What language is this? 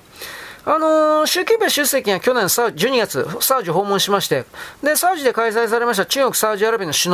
Japanese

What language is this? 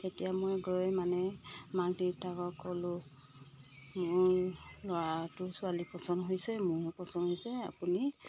Assamese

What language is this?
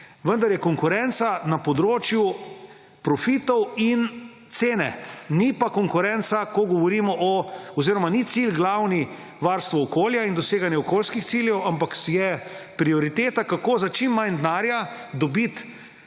Slovenian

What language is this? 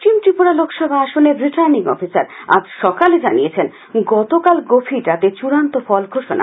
Bangla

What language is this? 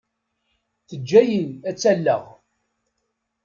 Kabyle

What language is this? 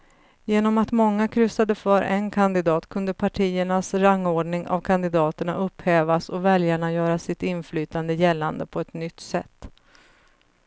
Swedish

